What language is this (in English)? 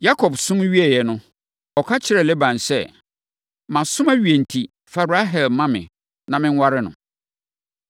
Akan